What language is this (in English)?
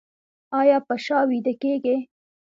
Pashto